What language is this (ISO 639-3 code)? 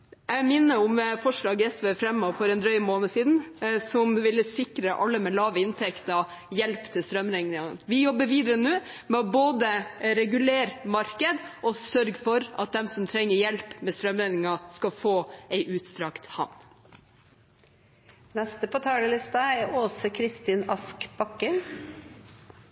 nor